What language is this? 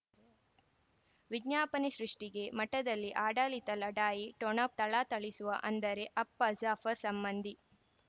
Kannada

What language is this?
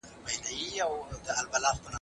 Pashto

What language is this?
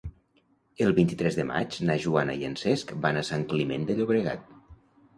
Catalan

